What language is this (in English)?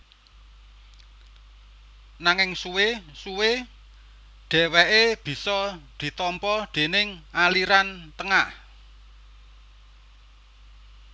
Javanese